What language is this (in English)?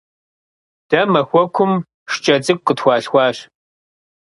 Kabardian